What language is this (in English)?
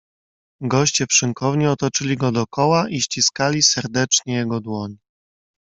Polish